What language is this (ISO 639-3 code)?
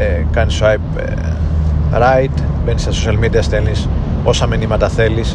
ell